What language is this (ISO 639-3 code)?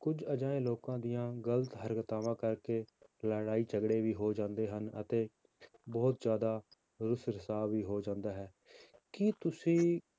pan